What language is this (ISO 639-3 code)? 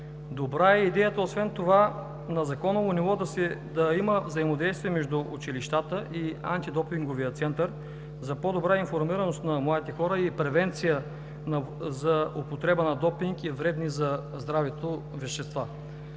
bul